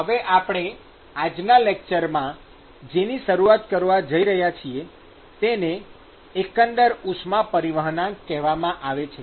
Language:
Gujarati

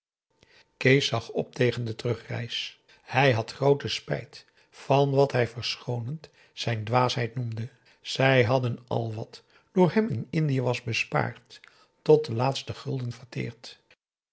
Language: Dutch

